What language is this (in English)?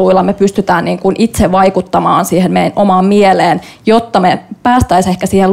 Finnish